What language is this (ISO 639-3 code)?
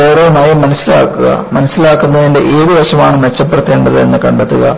mal